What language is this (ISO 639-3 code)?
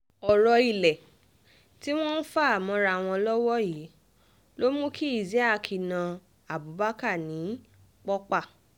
yor